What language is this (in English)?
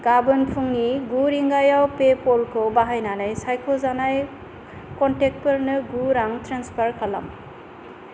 Bodo